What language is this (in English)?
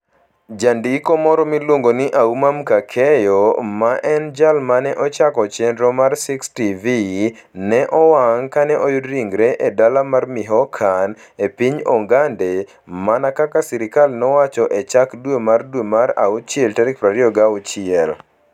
Luo (Kenya and Tanzania)